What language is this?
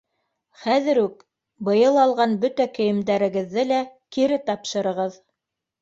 Bashkir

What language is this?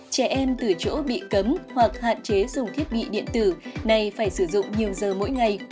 Vietnamese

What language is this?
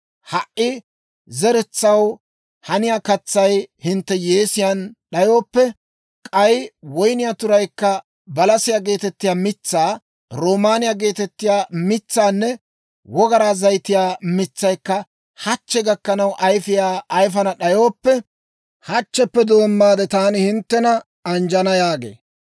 Dawro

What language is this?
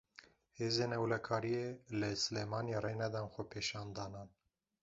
Kurdish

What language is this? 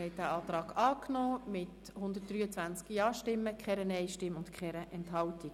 Swiss German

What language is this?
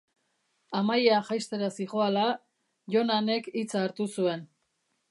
Basque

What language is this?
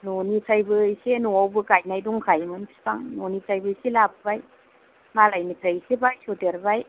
Bodo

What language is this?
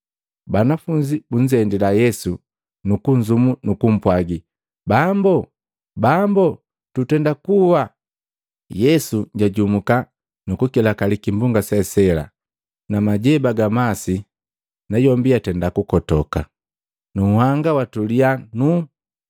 Matengo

